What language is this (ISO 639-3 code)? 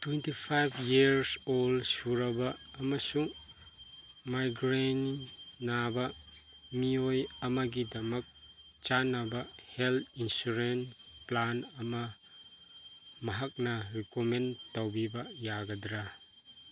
mni